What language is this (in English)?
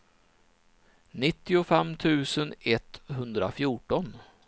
Swedish